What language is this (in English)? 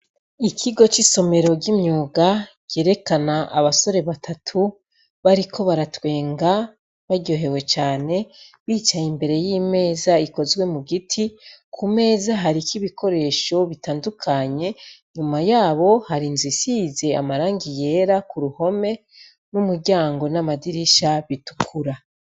Rundi